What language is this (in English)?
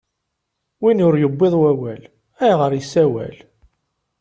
Kabyle